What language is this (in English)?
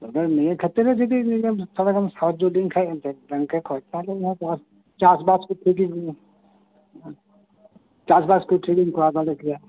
Santali